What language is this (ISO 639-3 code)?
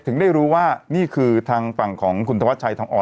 tha